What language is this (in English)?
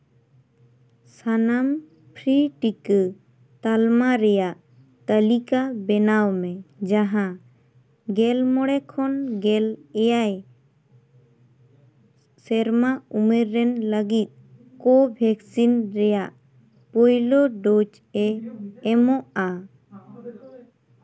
Santali